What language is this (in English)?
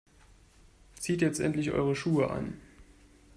German